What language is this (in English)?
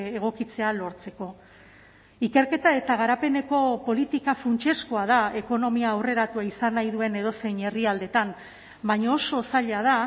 Basque